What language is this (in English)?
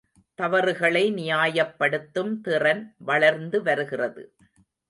Tamil